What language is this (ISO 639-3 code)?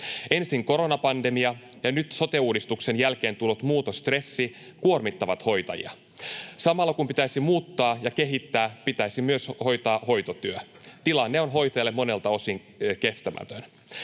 fin